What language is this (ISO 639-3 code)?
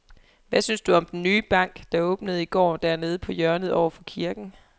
dan